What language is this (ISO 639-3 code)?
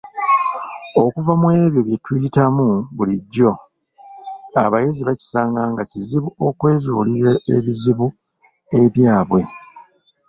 lug